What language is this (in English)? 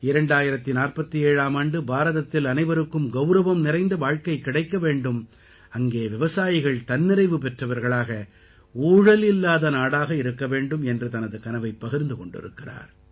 Tamil